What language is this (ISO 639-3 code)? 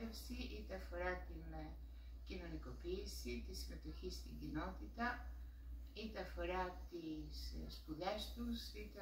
ell